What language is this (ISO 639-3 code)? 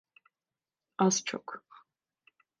tur